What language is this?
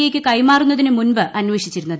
Malayalam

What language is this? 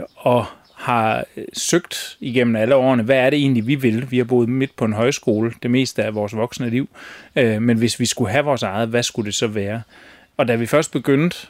Danish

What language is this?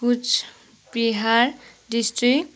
Nepali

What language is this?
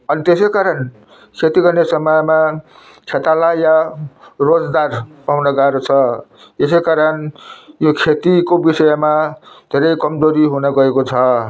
Nepali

